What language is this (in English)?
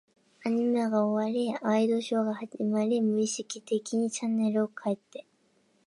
Japanese